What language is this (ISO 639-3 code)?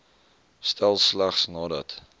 afr